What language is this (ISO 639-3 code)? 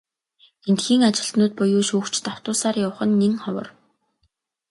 mon